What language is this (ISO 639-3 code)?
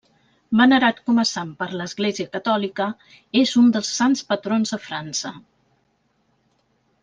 cat